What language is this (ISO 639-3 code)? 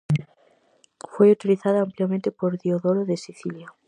glg